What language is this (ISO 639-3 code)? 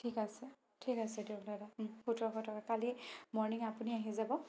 asm